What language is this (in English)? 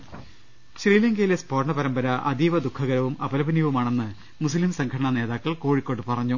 Malayalam